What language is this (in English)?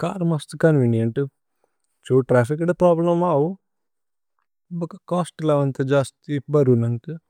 Tulu